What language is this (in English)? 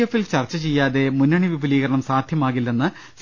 Malayalam